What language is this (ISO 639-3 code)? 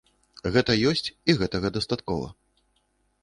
bel